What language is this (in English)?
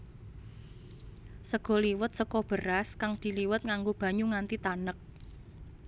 Javanese